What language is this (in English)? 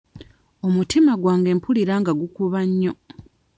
Ganda